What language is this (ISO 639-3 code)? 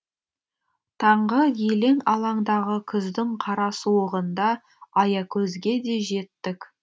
kaz